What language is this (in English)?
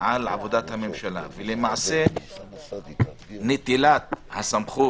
Hebrew